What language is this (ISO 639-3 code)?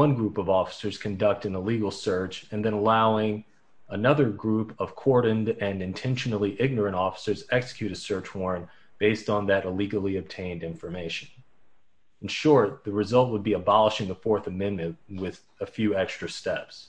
eng